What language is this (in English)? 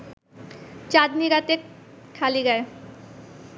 Bangla